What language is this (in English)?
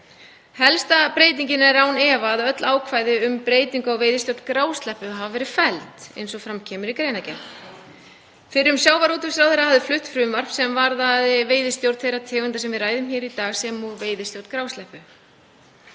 Icelandic